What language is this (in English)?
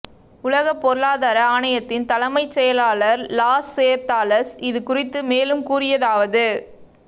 Tamil